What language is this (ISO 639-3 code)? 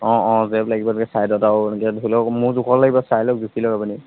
asm